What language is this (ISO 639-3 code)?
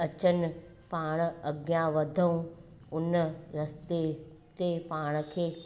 snd